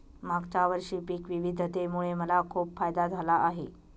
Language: Marathi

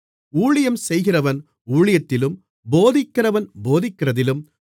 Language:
Tamil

